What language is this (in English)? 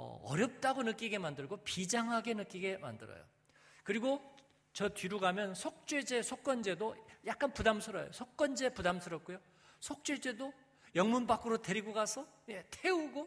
Korean